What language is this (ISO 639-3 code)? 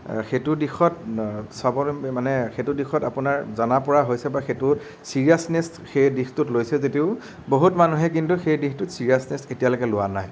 asm